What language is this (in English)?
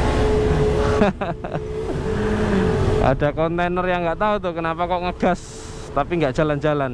Indonesian